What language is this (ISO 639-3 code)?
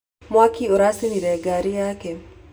kik